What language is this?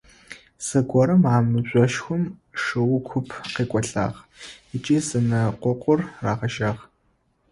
Adyghe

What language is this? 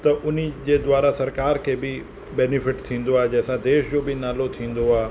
Sindhi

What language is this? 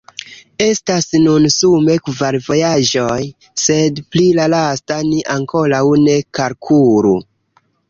Esperanto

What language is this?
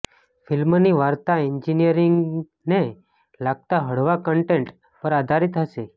Gujarati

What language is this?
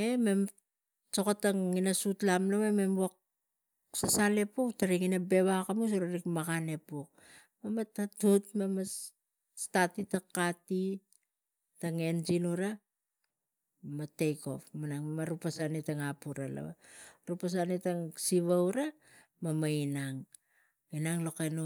Tigak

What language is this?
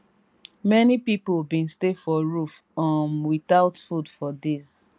Nigerian Pidgin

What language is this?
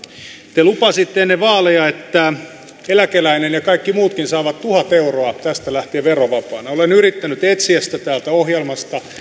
Finnish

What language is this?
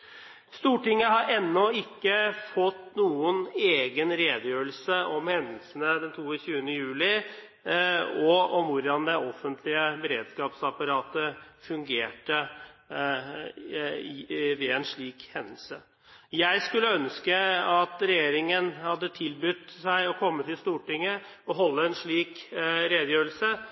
Norwegian Bokmål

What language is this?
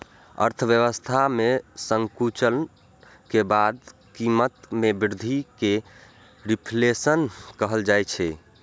Maithili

